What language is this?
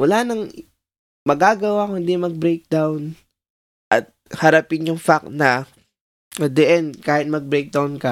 Filipino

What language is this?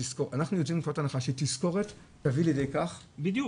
Hebrew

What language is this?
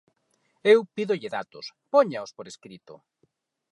Galician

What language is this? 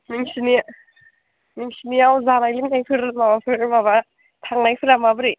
Bodo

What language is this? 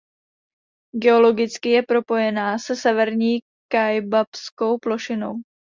Czech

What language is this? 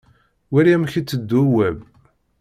Kabyle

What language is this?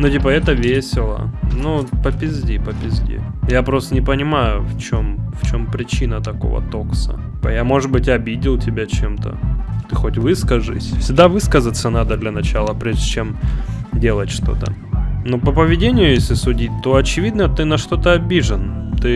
Russian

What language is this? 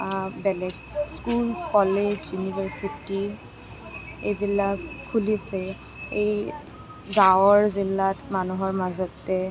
Assamese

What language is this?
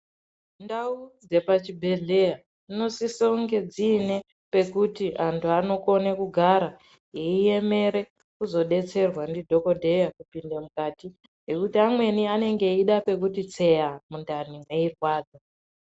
Ndau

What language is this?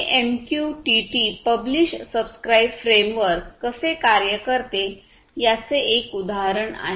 Marathi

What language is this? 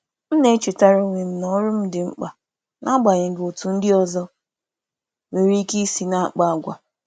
Igbo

